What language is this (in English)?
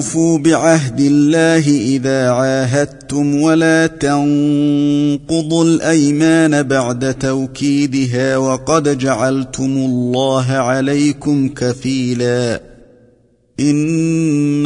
Arabic